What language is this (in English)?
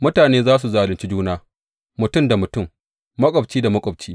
Hausa